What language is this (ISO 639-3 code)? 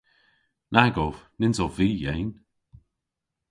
cor